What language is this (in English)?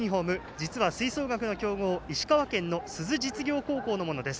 Japanese